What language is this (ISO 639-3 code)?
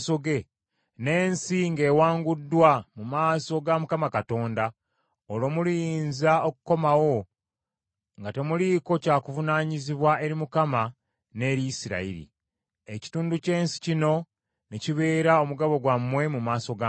lug